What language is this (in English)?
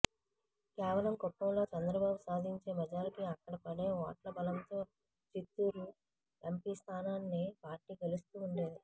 Telugu